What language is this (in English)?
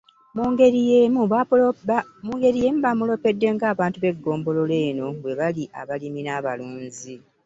Ganda